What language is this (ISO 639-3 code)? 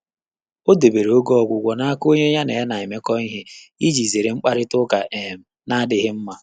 ibo